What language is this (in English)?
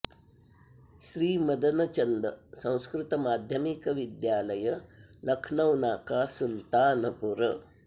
Sanskrit